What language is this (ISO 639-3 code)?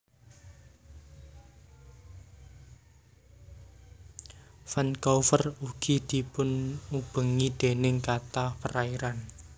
jav